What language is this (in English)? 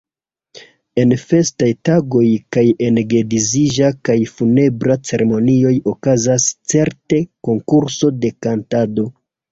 Esperanto